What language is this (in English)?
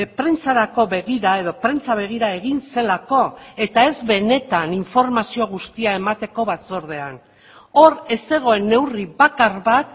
Basque